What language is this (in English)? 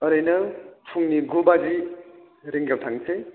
Bodo